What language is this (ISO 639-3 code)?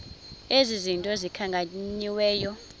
xho